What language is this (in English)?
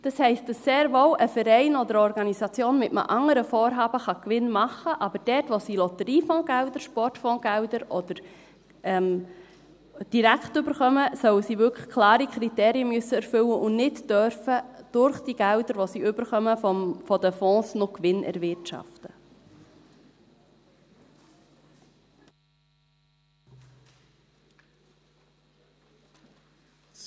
Swiss German